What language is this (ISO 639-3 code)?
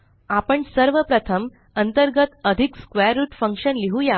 mar